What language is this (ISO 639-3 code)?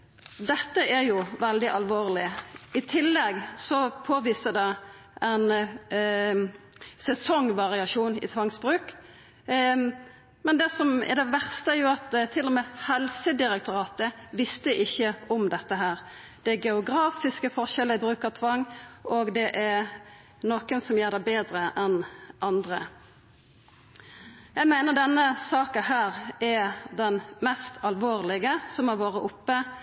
nno